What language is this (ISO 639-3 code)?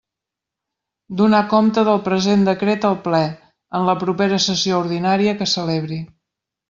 cat